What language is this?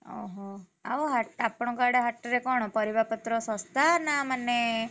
Odia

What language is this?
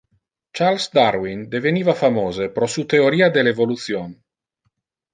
Interlingua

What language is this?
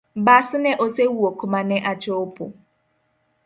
Luo (Kenya and Tanzania)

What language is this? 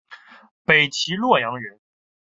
Chinese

